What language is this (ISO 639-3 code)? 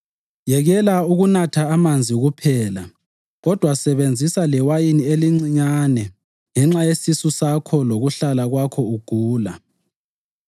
nde